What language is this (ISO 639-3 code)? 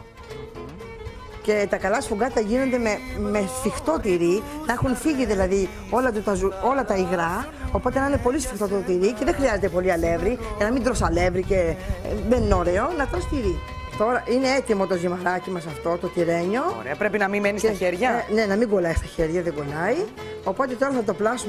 ell